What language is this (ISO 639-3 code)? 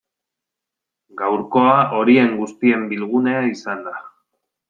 eus